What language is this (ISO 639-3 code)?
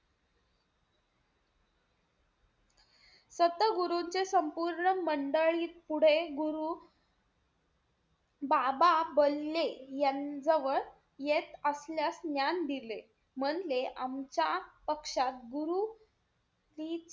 mar